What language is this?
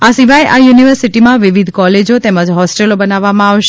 Gujarati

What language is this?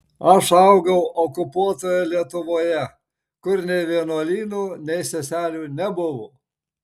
Lithuanian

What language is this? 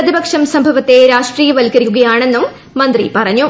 Malayalam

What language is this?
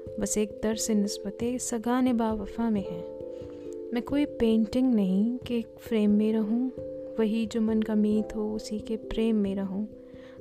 Urdu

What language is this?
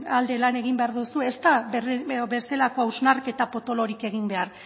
Basque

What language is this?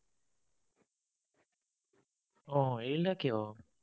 Assamese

